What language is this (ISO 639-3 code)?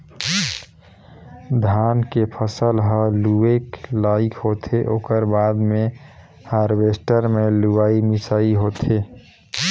hne